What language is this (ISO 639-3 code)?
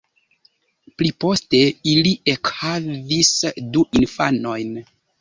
epo